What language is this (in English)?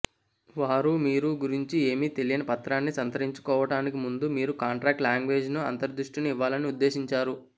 Telugu